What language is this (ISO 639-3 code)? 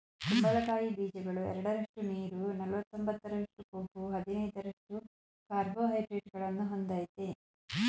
kan